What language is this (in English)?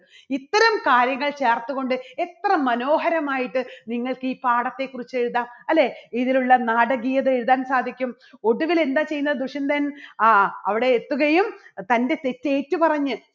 Malayalam